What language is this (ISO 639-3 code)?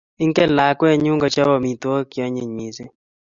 kln